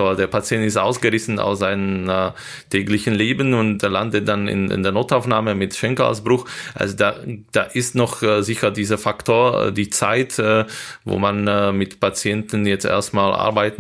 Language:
German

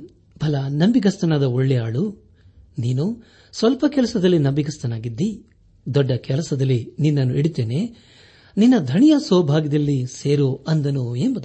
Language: Kannada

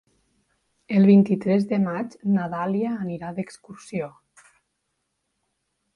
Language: Catalan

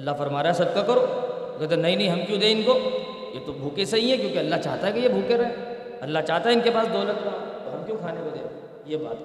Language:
Urdu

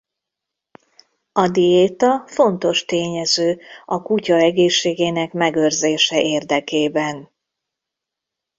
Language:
Hungarian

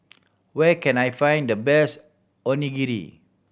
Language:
English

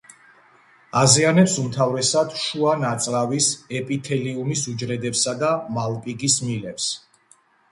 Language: Georgian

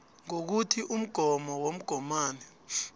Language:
South Ndebele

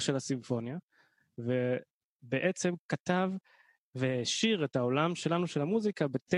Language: Hebrew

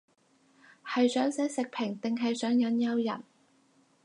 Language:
Cantonese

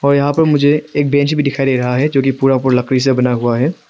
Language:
Hindi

